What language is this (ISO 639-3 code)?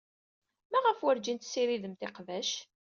kab